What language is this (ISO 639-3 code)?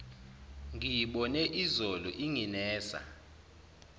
zul